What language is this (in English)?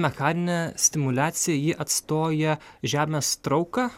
Lithuanian